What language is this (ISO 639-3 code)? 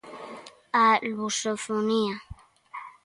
glg